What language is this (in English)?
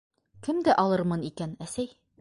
Bashkir